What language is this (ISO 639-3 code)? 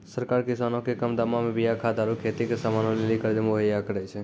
mai